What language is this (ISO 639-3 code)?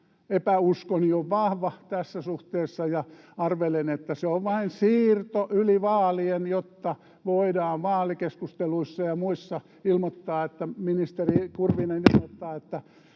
fin